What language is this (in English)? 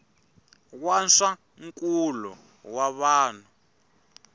Tsonga